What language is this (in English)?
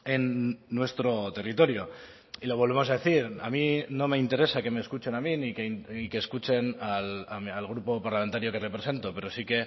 Spanish